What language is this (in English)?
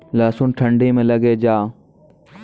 Maithili